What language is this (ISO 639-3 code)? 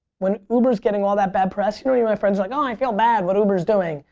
eng